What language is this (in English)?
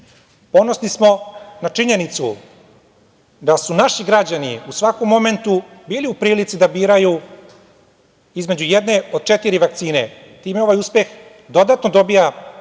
Serbian